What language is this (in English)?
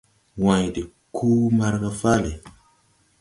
Tupuri